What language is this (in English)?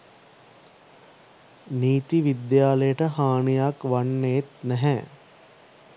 Sinhala